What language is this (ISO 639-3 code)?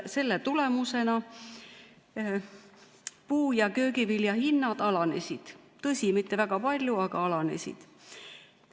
est